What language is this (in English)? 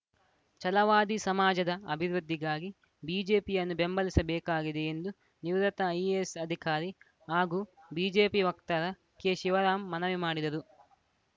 Kannada